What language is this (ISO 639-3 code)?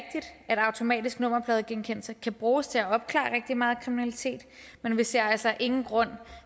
dan